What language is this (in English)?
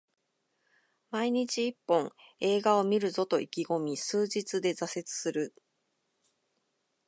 Japanese